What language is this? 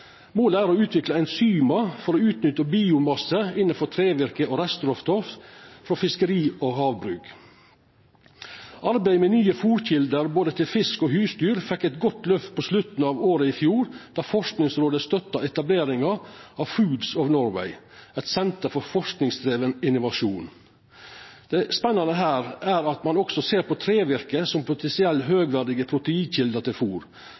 Norwegian Nynorsk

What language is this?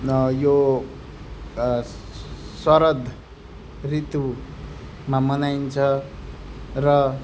Nepali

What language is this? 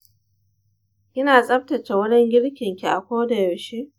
Hausa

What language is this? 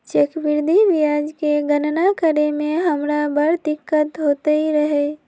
Magahi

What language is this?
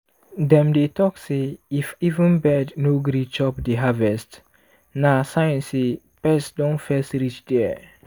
Nigerian Pidgin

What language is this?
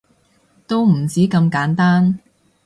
Cantonese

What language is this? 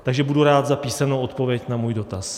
Czech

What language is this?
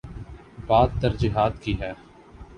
Urdu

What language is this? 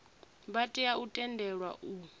Venda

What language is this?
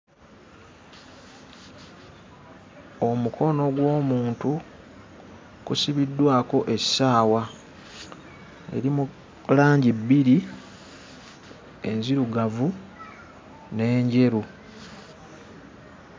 Ganda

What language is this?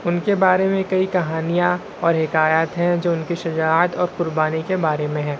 Urdu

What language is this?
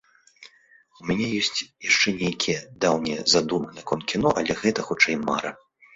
Belarusian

